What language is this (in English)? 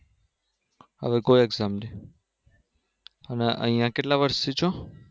Gujarati